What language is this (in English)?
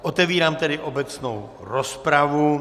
Czech